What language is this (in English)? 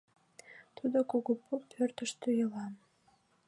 Mari